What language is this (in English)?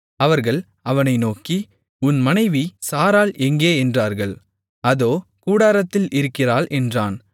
Tamil